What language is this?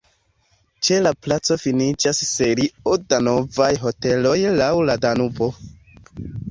Esperanto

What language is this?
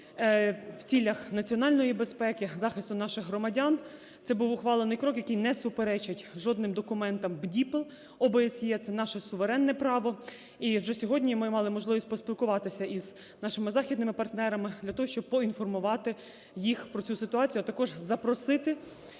Ukrainian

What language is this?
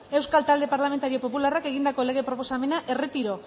Basque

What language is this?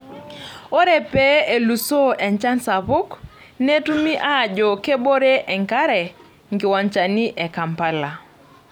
Masai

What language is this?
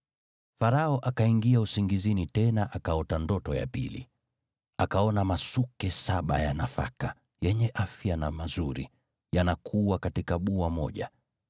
Swahili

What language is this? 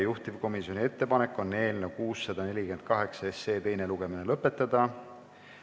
Estonian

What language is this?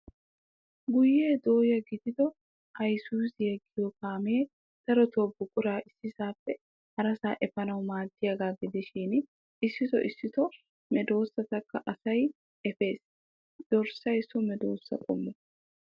Wolaytta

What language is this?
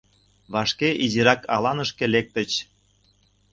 Mari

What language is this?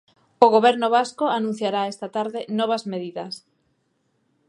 Galician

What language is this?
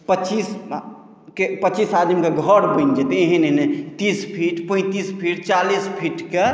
Maithili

